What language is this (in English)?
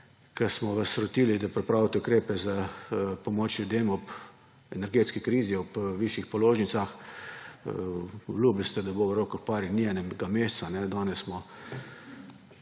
Slovenian